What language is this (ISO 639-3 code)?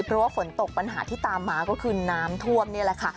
tha